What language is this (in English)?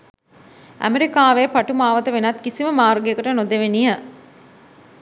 Sinhala